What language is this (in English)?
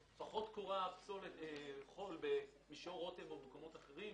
Hebrew